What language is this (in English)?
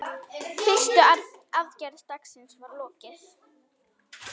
Icelandic